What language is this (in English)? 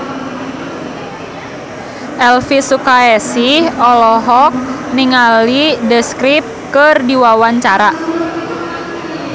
Sundanese